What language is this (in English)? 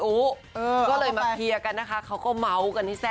Thai